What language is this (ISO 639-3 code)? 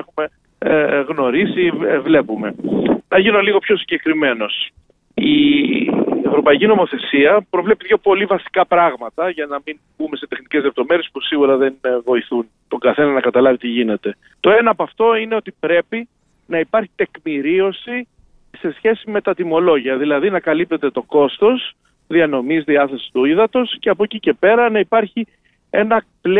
ell